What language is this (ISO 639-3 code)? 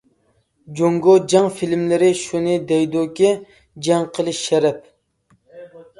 uig